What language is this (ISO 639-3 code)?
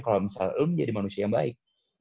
ind